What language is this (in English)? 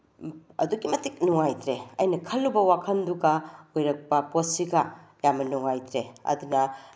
Manipuri